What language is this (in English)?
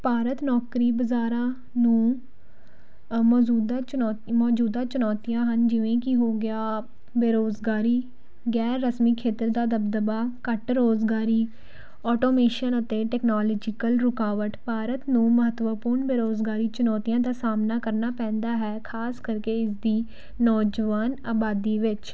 Punjabi